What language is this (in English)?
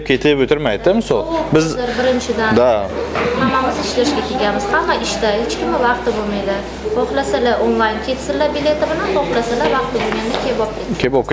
Turkish